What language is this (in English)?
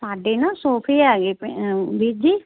Punjabi